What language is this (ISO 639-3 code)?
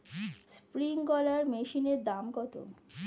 ben